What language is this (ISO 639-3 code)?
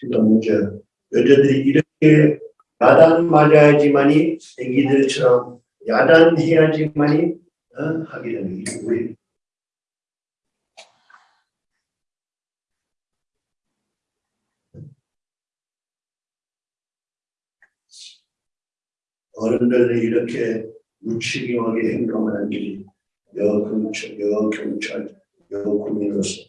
kor